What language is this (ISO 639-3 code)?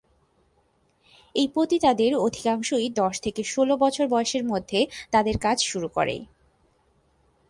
ben